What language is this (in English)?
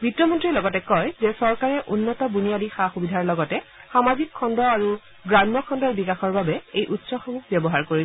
Assamese